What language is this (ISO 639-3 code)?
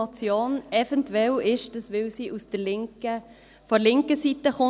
gsw